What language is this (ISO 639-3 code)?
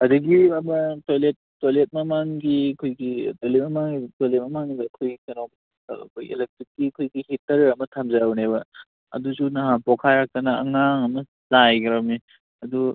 mni